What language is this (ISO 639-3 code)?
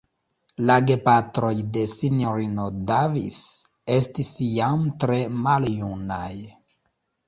epo